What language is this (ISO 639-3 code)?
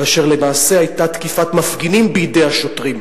heb